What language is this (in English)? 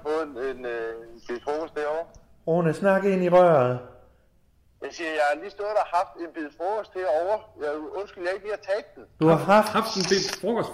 Danish